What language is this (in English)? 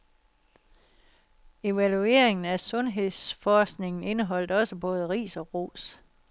Danish